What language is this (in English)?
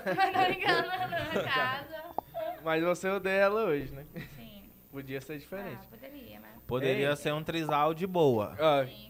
Portuguese